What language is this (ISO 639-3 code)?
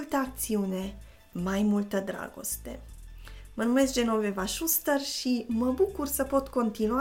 ron